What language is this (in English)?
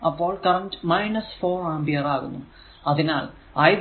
Malayalam